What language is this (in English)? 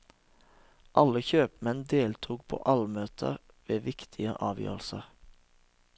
Norwegian